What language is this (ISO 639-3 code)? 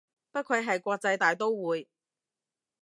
yue